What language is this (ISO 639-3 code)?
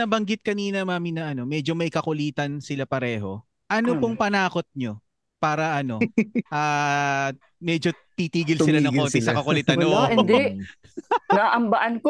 fil